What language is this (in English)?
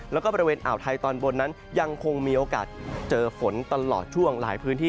Thai